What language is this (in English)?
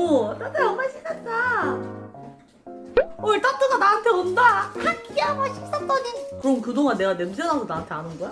Korean